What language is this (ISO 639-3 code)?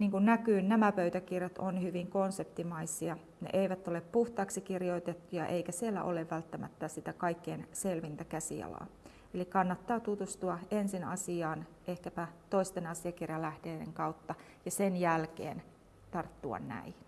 fin